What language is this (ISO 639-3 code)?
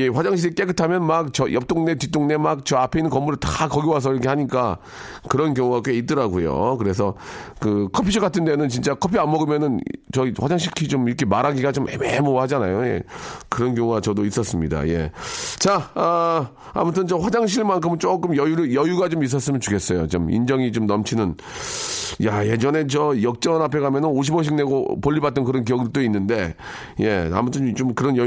kor